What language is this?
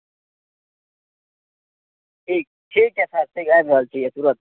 Maithili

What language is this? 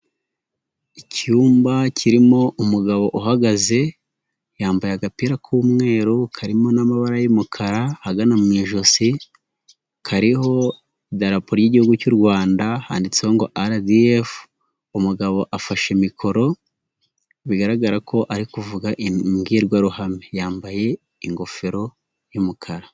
Kinyarwanda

